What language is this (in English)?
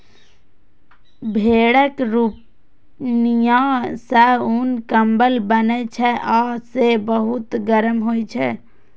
Maithili